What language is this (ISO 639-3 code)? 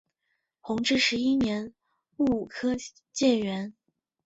zho